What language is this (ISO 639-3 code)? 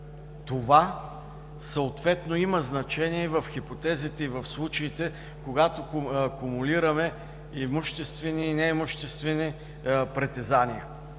bul